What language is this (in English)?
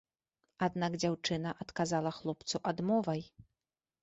Belarusian